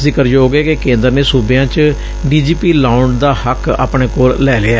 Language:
Punjabi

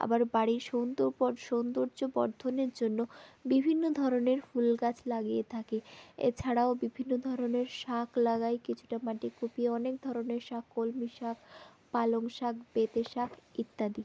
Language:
Bangla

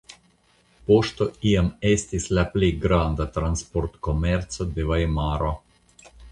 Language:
Esperanto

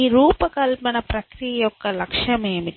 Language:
Telugu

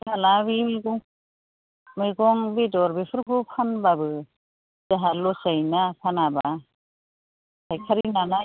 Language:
Bodo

